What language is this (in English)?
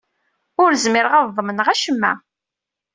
Kabyle